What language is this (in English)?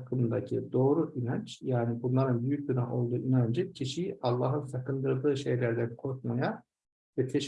Turkish